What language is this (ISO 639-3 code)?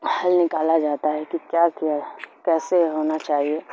urd